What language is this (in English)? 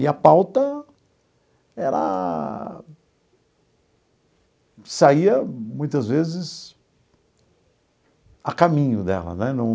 Portuguese